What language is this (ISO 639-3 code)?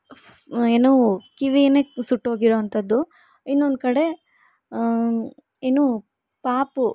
kan